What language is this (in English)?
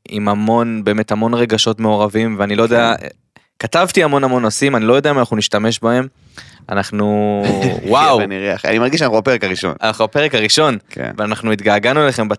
Hebrew